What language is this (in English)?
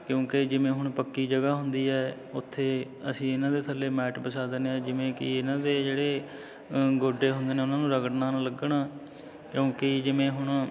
Punjabi